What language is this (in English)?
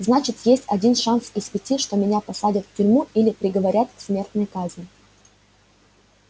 Russian